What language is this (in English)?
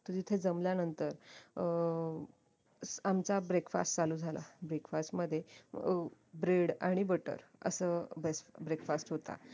Marathi